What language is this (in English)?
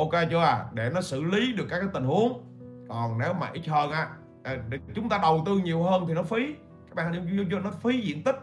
Vietnamese